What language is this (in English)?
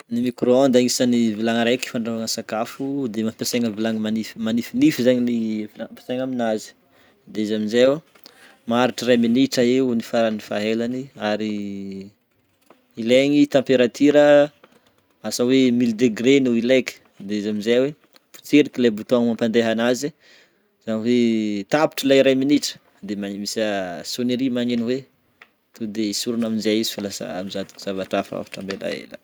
Northern Betsimisaraka Malagasy